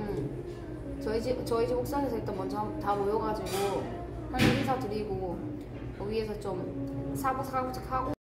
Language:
Korean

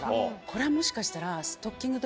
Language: Japanese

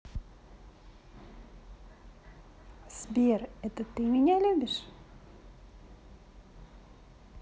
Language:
Russian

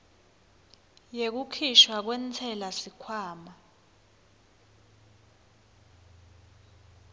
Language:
Swati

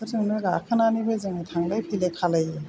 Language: Bodo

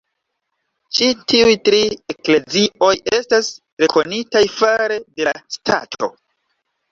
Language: Esperanto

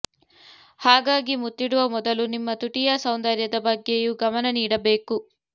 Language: Kannada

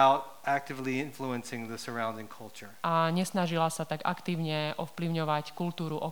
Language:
Slovak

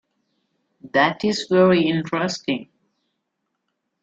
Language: English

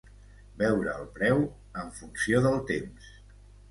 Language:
Catalan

